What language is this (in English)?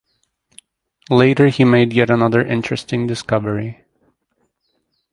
English